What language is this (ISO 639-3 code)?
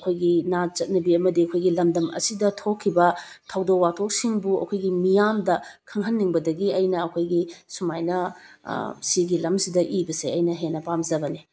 mni